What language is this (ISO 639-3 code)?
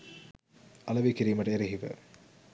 sin